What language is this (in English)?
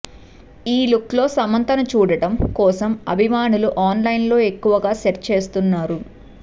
Telugu